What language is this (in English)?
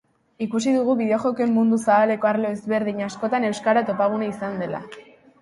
Basque